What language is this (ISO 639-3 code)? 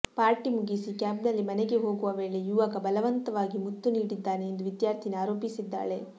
kan